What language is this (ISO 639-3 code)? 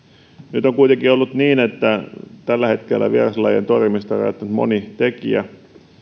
fin